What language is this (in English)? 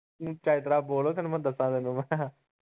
Punjabi